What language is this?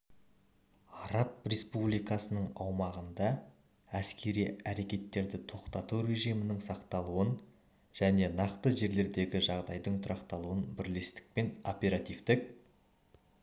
Kazakh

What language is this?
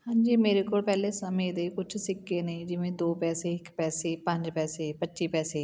Punjabi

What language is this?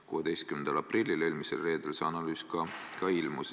Estonian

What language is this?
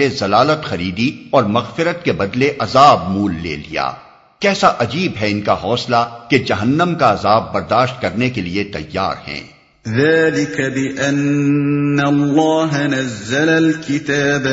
Urdu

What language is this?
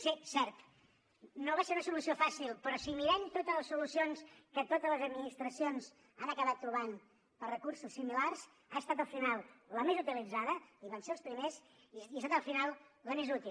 Catalan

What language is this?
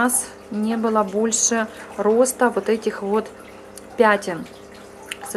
Russian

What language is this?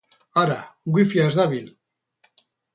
Basque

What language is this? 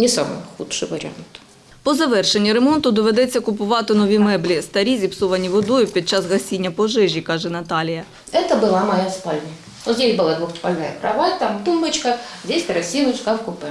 Ukrainian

